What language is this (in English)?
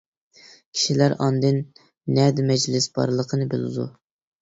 Uyghur